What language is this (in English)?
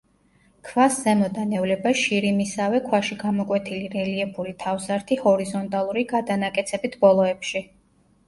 Georgian